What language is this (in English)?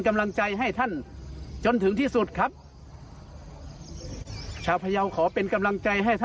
Thai